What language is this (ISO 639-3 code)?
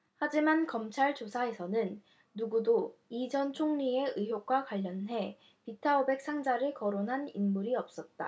kor